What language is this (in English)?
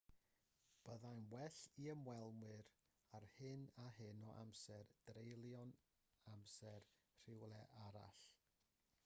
Welsh